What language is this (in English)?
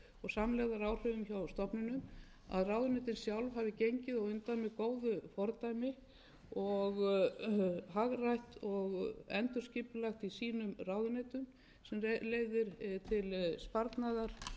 Icelandic